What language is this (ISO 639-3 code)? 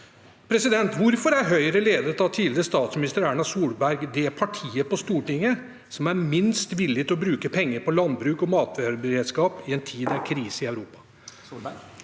nor